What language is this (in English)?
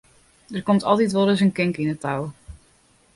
Western Frisian